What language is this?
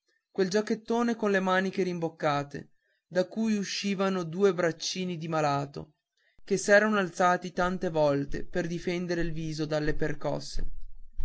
Italian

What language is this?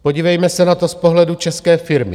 Czech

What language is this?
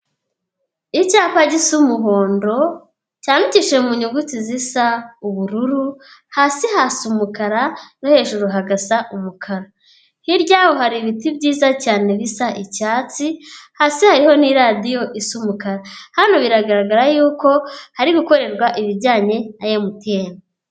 Kinyarwanda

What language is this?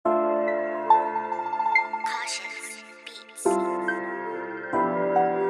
English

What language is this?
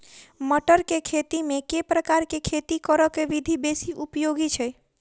Maithili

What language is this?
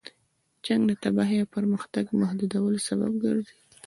Pashto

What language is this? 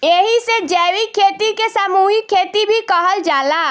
Bhojpuri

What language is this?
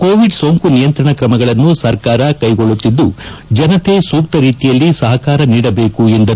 Kannada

